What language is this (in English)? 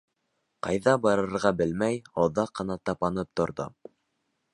Bashkir